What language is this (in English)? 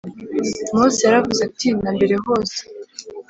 Kinyarwanda